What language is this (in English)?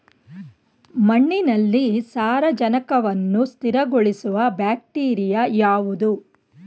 Kannada